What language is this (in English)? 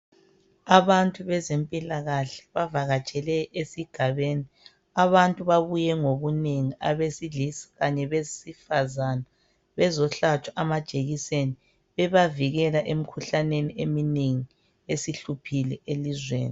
North Ndebele